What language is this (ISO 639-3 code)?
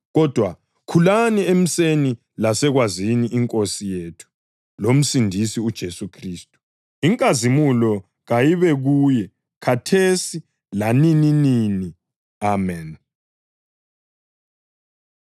nde